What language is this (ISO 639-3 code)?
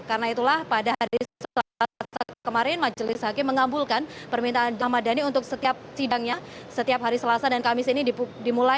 ind